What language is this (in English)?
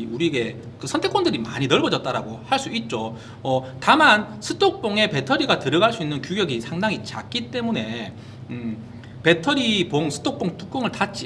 Korean